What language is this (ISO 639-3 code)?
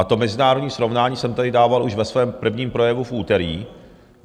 ces